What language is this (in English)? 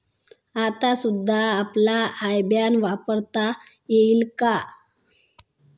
Marathi